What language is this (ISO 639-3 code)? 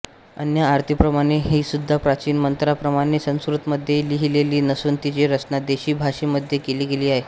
mar